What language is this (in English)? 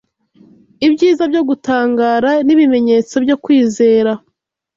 Kinyarwanda